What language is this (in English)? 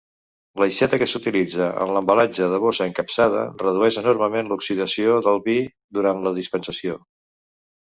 Catalan